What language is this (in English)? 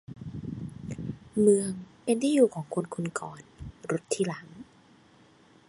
Thai